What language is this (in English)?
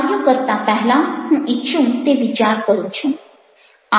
Gujarati